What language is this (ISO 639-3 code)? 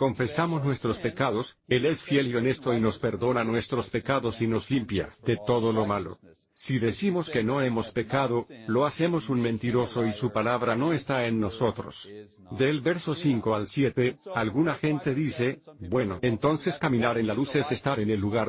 spa